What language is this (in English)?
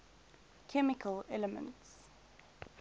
English